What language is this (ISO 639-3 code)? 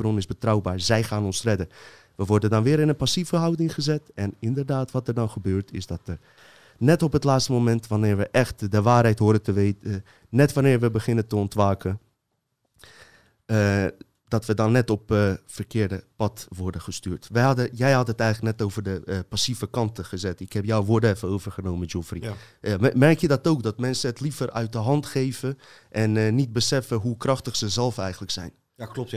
nld